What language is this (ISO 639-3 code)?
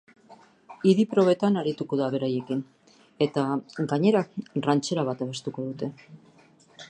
eus